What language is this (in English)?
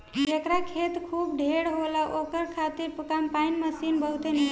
Bhojpuri